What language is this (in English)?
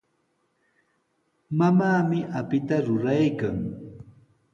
Sihuas Ancash Quechua